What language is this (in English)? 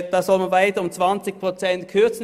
Swiss German